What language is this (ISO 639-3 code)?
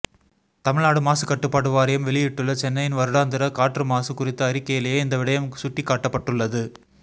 tam